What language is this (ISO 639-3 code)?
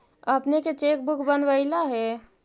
mag